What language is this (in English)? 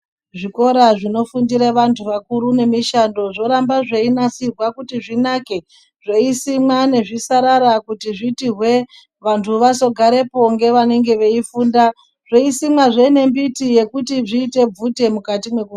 Ndau